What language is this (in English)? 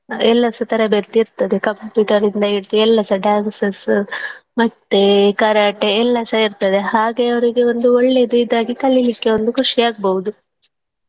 Kannada